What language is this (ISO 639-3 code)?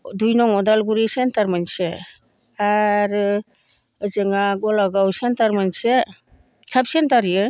brx